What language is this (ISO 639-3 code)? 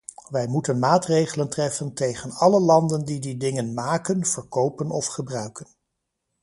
nld